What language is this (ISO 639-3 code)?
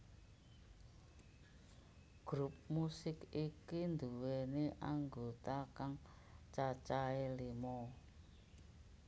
jav